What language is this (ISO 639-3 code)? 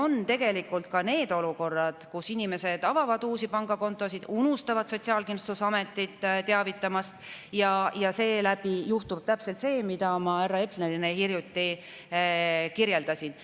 est